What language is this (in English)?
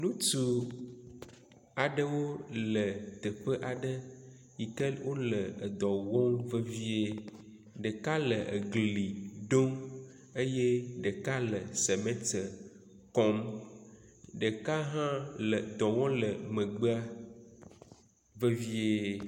Ewe